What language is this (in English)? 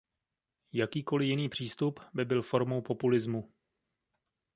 Czech